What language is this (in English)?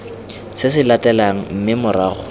Tswana